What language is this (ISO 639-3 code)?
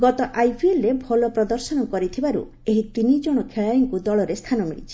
ori